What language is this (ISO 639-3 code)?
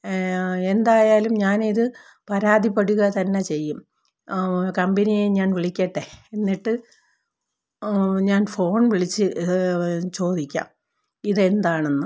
mal